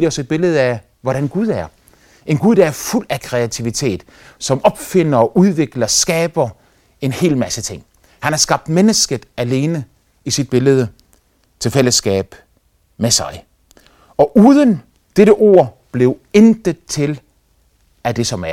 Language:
Danish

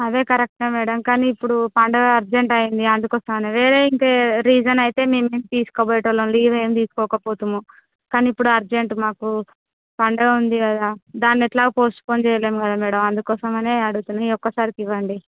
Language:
Telugu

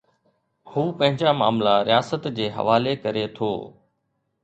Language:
Sindhi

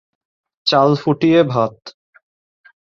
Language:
Bangla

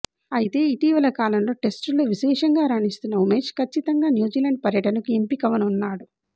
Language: Telugu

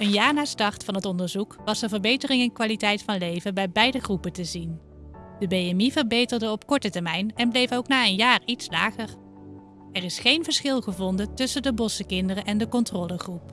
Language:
Dutch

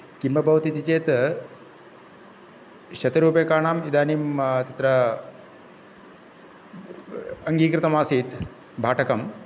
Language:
Sanskrit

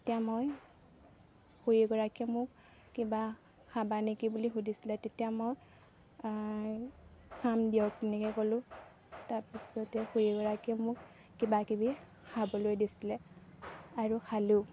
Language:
Assamese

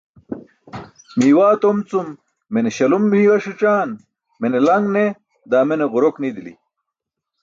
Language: Burushaski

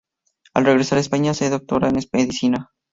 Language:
Spanish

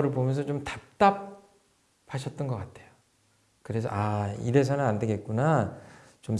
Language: Korean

